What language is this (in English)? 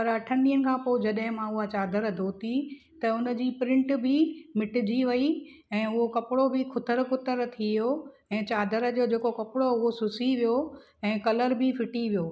Sindhi